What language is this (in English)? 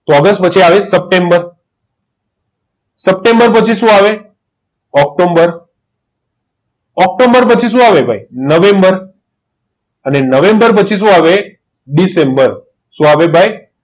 Gujarati